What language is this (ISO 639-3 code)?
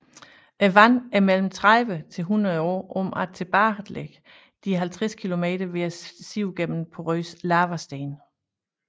dan